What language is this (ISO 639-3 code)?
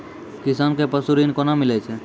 mai